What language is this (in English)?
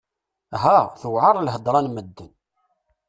Kabyle